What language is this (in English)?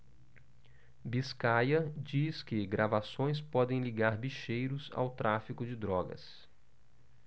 Portuguese